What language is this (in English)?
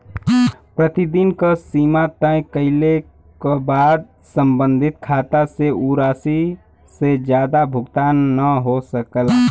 Bhojpuri